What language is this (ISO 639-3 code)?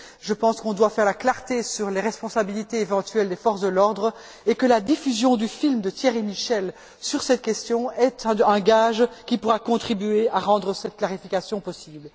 fra